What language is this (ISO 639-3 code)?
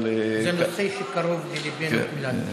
heb